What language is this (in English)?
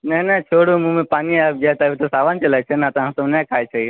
Maithili